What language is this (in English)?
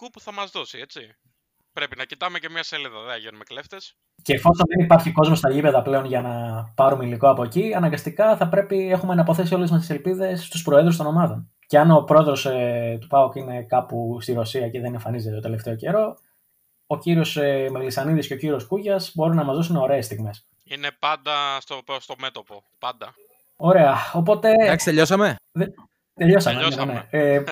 Greek